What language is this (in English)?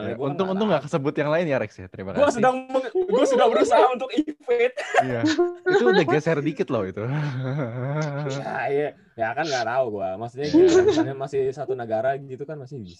Indonesian